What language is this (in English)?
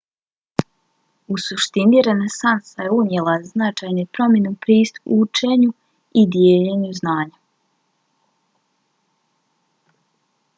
Bosnian